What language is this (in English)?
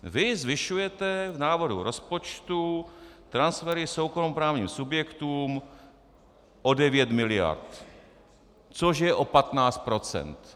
Czech